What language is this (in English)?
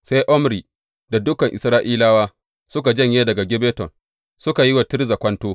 Hausa